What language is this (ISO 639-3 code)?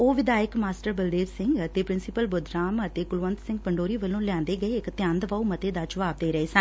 pan